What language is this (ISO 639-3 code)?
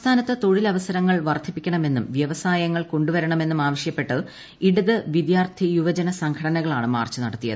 mal